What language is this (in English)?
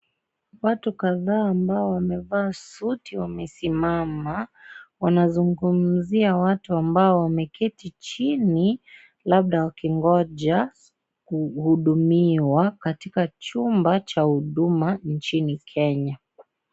Swahili